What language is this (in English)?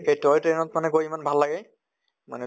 Assamese